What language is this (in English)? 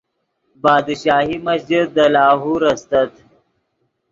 Yidgha